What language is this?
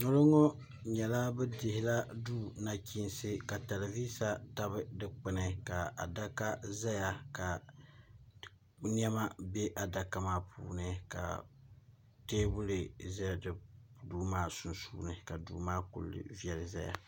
Dagbani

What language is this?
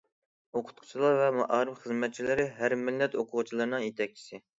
Uyghur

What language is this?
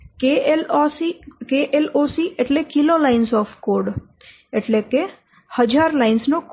Gujarati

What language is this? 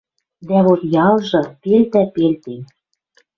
Western Mari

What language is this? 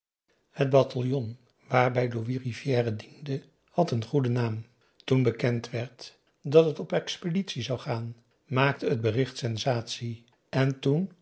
Dutch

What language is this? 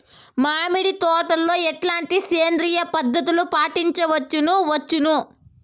Telugu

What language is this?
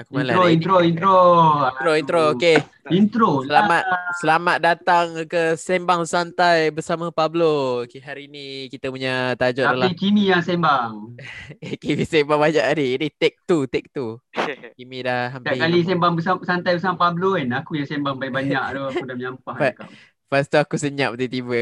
Malay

